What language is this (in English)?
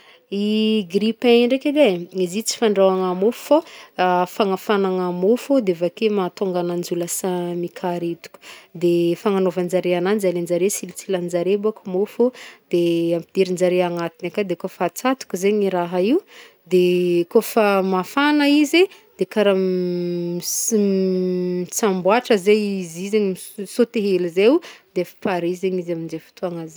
Northern Betsimisaraka Malagasy